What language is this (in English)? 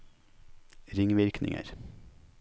Norwegian